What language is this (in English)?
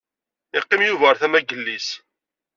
Kabyle